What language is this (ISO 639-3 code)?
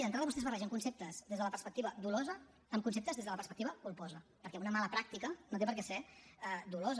cat